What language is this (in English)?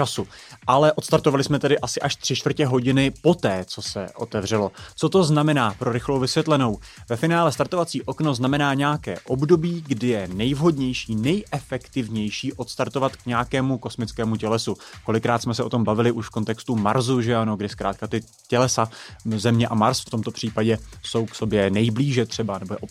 Czech